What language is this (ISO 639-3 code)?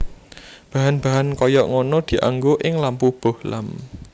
jav